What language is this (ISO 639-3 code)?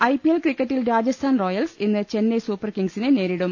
mal